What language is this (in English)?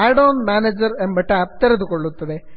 Kannada